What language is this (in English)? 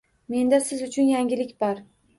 Uzbek